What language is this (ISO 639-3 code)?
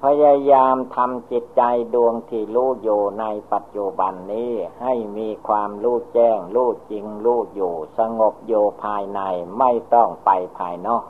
tha